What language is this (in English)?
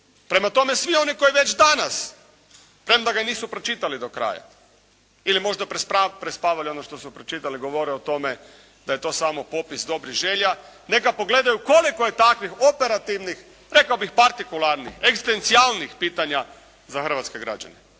Croatian